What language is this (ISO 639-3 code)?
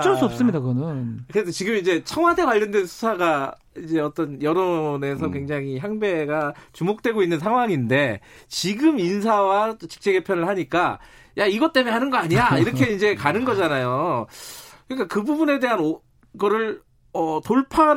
kor